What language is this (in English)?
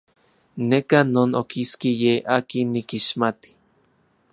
Central Puebla Nahuatl